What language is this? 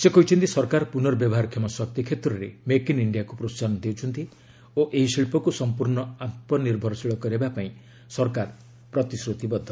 Odia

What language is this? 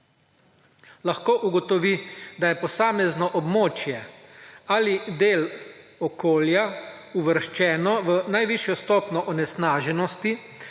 Slovenian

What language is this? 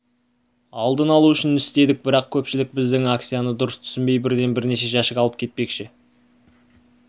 Kazakh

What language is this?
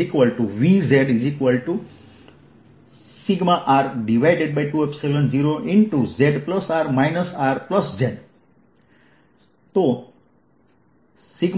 Gujarati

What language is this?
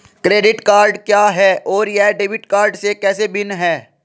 Hindi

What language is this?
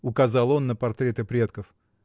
Russian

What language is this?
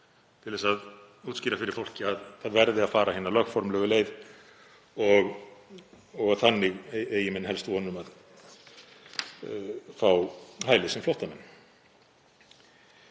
Icelandic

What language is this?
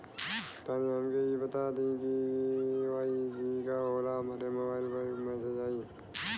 Bhojpuri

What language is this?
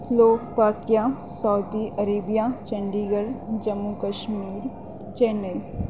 Urdu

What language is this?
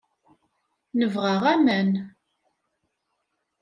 Kabyle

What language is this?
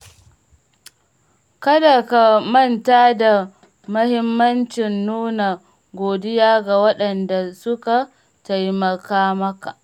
Hausa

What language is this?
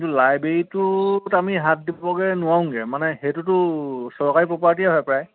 Assamese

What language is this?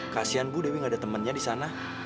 Indonesian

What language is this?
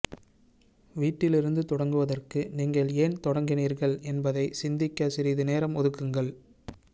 Tamil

